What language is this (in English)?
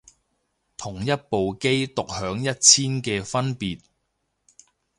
Cantonese